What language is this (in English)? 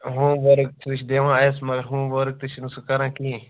Kashmiri